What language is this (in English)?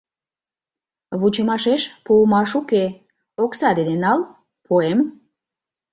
Mari